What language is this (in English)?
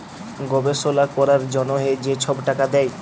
Bangla